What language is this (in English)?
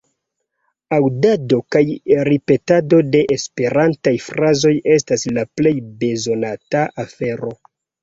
Esperanto